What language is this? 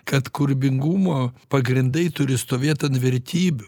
Lithuanian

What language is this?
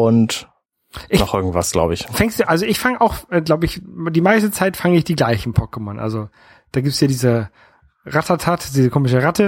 German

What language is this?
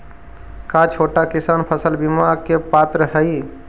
Magahi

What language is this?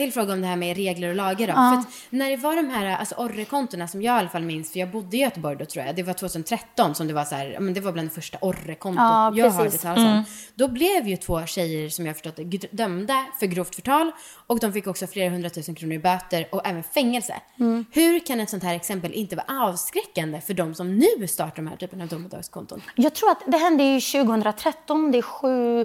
Swedish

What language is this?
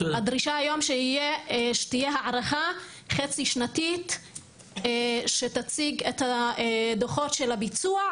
Hebrew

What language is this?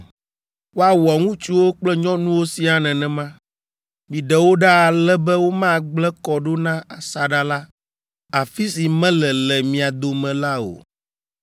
Ewe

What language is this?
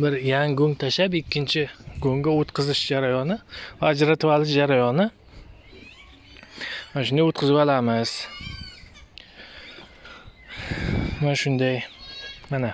Turkish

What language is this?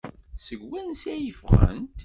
Kabyle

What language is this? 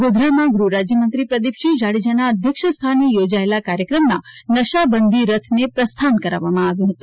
Gujarati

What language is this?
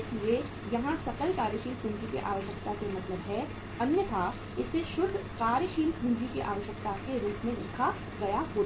Hindi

